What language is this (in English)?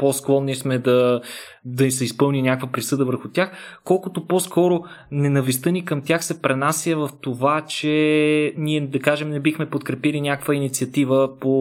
Bulgarian